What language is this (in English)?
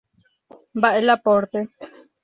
Guarani